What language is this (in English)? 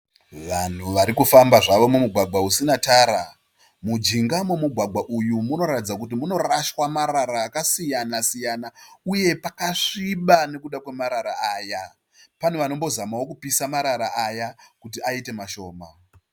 Shona